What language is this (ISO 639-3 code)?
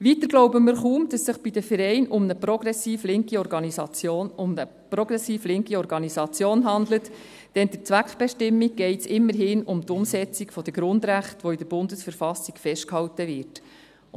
gsw